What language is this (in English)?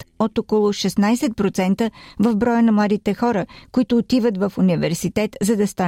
Bulgarian